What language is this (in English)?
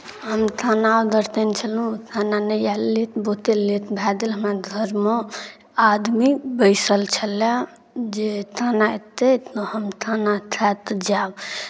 Maithili